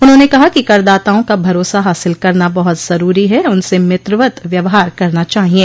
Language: Hindi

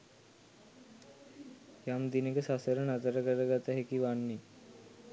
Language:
Sinhala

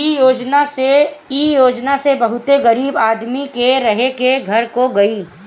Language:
Bhojpuri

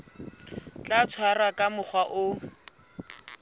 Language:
Southern Sotho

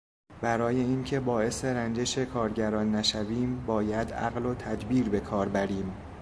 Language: Persian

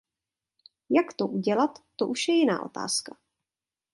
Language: Czech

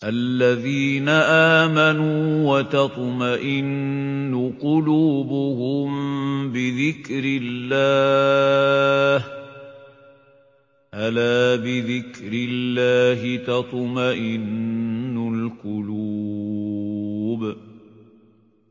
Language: Arabic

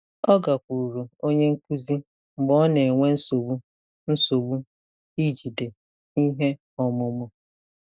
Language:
Igbo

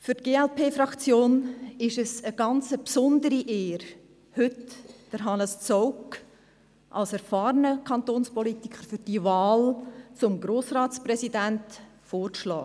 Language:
Swiss German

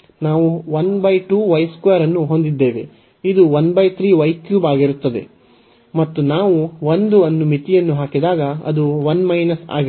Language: Kannada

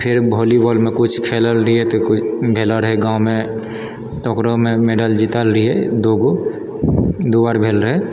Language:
Maithili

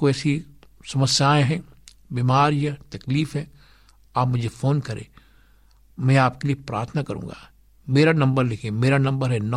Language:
Hindi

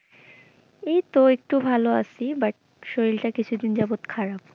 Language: Bangla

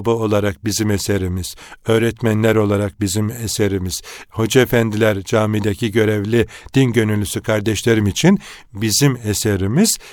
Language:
Turkish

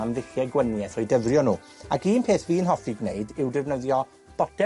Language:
Welsh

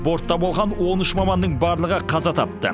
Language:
Kazakh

